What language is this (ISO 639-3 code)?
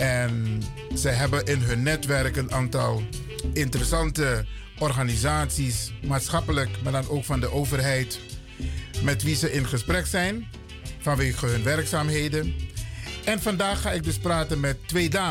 nld